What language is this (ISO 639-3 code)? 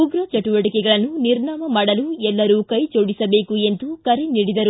kan